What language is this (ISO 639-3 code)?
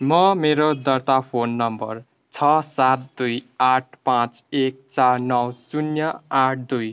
nep